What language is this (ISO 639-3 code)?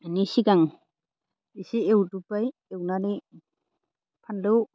brx